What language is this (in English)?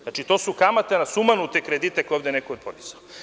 Serbian